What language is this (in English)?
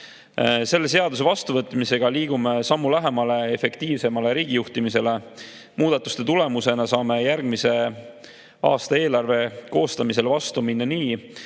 Estonian